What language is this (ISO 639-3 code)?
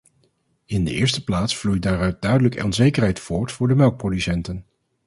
nld